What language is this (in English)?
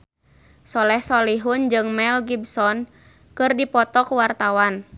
Sundanese